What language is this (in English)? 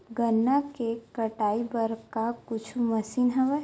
Chhattisgarhi